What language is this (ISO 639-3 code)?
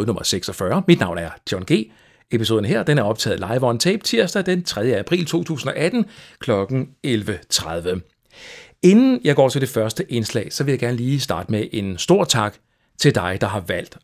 dan